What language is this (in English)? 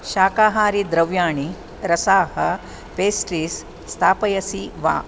Sanskrit